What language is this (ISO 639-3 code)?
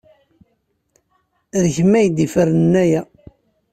kab